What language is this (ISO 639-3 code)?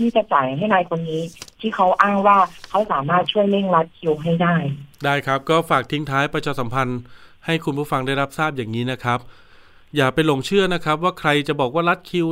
tha